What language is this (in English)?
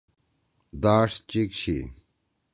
Torwali